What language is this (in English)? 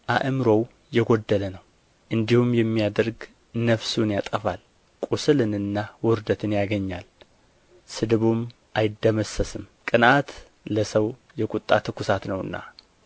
Amharic